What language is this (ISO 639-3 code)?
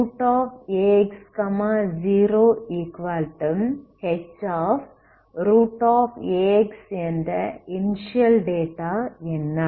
tam